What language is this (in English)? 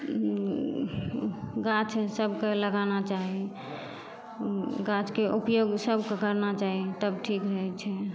Maithili